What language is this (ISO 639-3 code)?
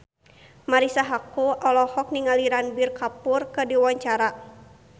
sun